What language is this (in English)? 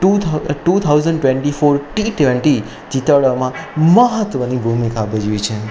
Gujarati